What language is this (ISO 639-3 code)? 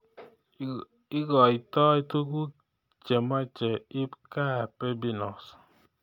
kln